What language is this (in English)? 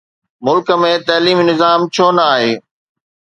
Sindhi